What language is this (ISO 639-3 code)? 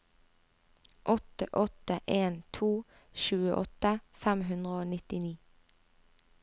nor